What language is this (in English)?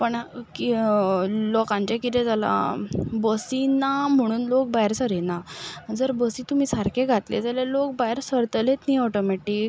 Konkani